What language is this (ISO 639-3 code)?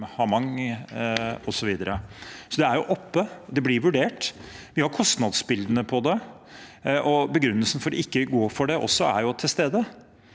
nor